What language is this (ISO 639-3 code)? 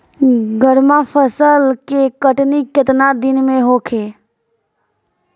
bho